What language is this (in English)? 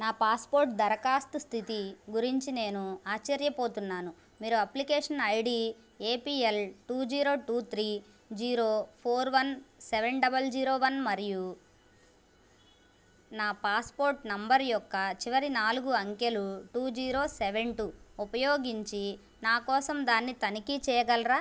Telugu